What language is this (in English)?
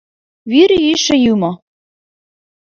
Mari